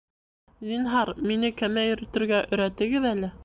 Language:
Bashkir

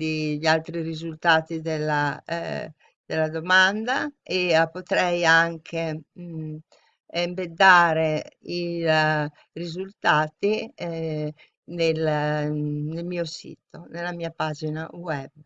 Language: Italian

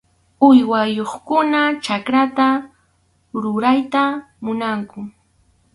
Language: Arequipa-La Unión Quechua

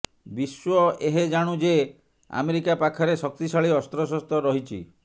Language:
Odia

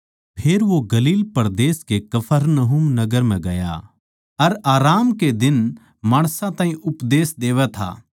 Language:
Haryanvi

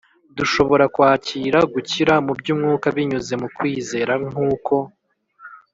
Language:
Kinyarwanda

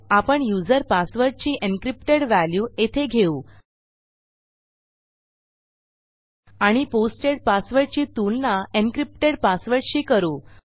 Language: Marathi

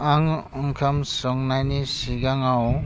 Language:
Bodo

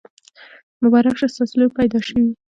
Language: Pashto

